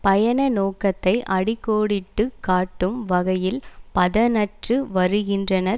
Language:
Tamil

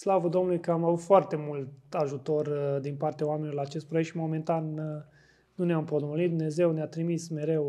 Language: Romanian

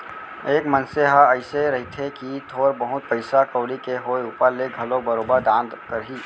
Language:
Chhattisgarhi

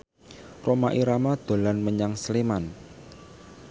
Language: Javanese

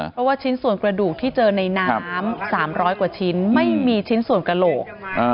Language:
Thai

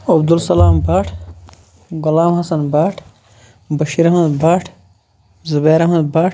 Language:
Kashmiri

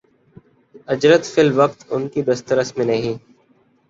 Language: Urdu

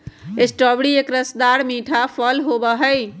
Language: Magahi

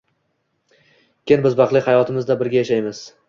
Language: Uzbek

